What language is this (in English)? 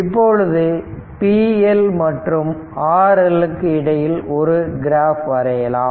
Tamil